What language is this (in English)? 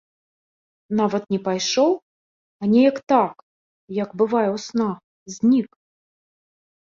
Belarusian